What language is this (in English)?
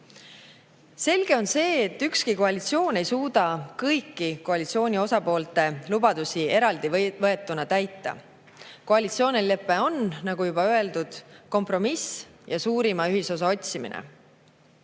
Estonian